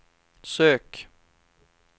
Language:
Swedish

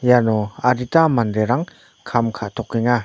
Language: Garo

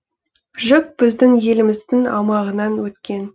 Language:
Kazakh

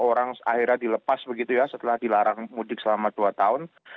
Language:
Indonesian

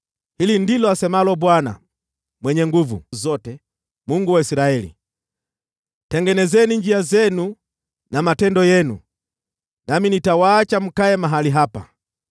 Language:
Swahili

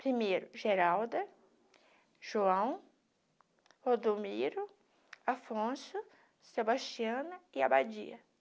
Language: Portuguese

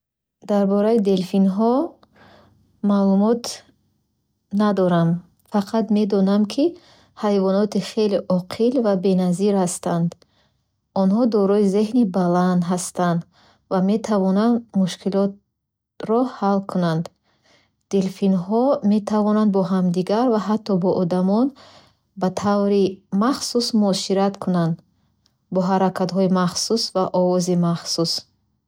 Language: Bukharic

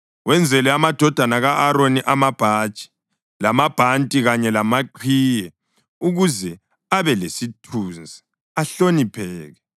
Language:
North Ndebele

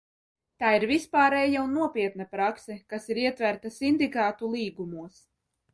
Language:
Latvian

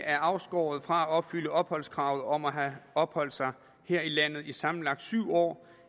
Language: Danish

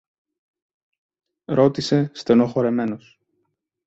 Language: Greek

